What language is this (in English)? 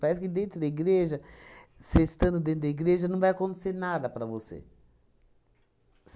Portuguese